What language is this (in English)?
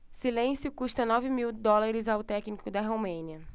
Portuguese